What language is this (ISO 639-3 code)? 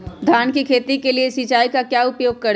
mag